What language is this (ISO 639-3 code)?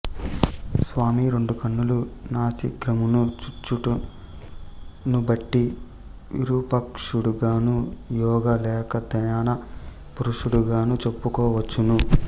tel